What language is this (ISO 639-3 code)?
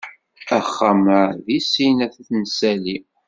kab